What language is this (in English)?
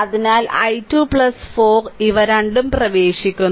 Malayalam